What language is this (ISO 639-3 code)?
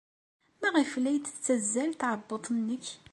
kab